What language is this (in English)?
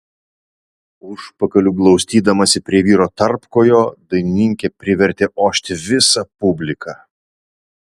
Lithuanian